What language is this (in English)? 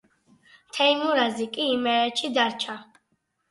Georgian